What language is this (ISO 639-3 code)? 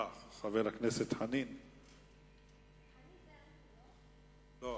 heb